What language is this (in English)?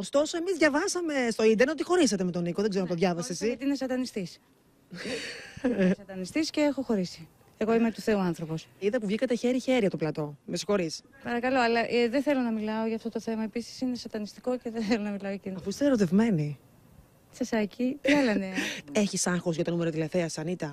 Greek